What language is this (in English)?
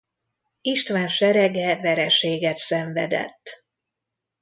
Hungarian